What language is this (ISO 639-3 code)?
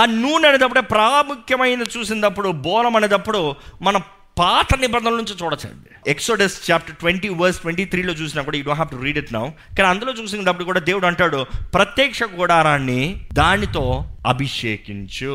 tel